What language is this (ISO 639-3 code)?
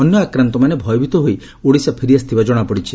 ori